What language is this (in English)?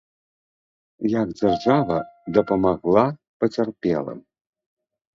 Belarusian